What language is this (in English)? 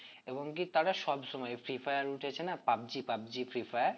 Bangla